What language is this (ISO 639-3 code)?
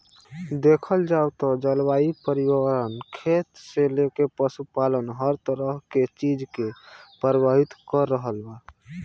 bho